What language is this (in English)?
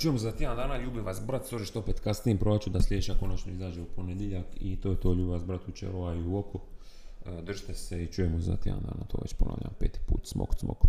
Croatian